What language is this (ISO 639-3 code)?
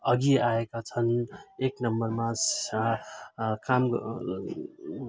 nep